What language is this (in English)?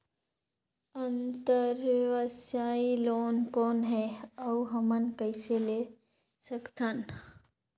Chhattisgarhi